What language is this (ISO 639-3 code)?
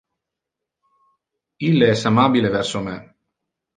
ina